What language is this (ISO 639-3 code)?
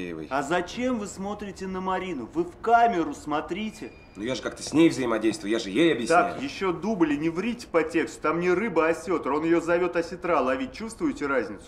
rus